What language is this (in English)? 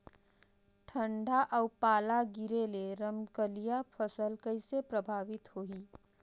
Chhattisgarhi